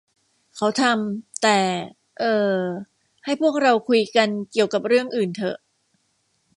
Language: Thai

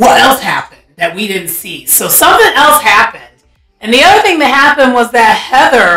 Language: English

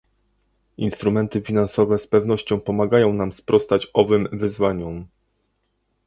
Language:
Polish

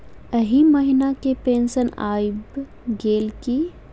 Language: Maithili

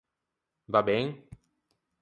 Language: Ligurian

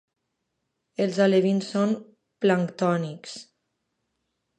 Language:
Catalan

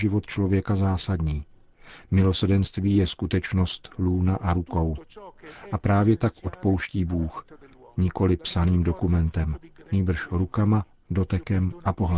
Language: Czech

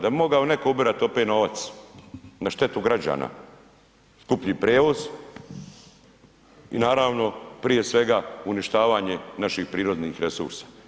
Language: Croatian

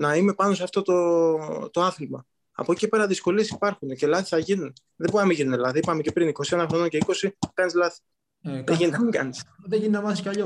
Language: Greek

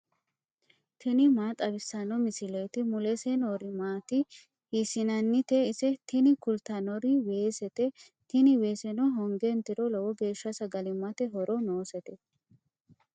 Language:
Sidamo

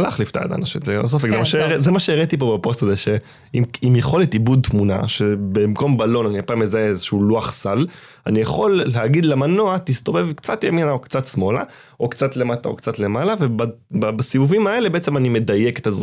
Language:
Hebrew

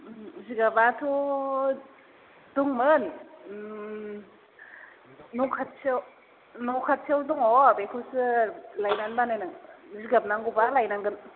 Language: Bodo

